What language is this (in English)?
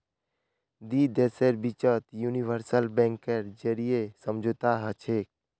Magahi